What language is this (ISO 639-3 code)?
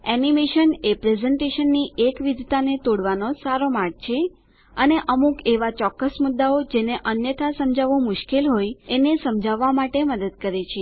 guj